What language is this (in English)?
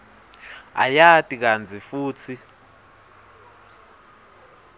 Swati